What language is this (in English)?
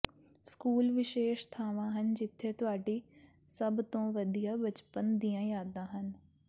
Punjabi